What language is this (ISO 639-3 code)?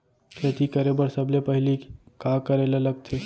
hne